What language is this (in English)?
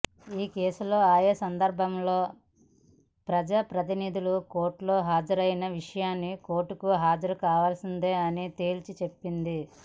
Telugu